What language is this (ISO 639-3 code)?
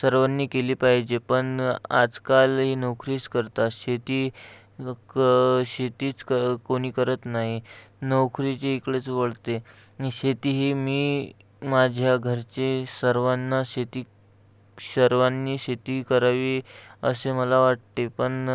mar